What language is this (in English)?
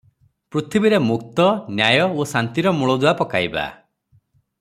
Odia